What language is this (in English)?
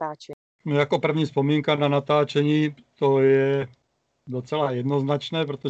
Czech